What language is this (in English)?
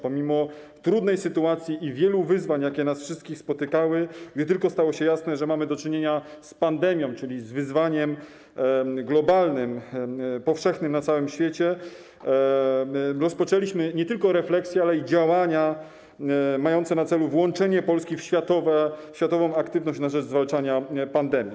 Polish